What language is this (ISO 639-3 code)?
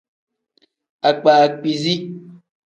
kdh